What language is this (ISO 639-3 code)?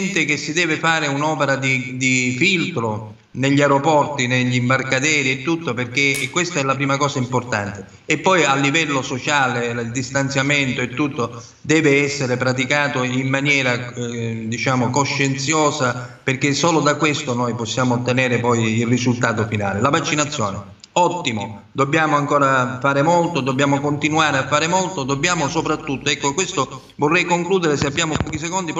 ita